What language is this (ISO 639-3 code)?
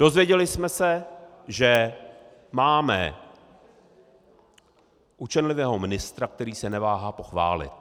ces